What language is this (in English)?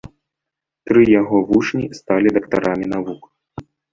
Belarusian